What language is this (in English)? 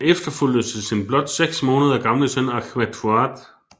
Danish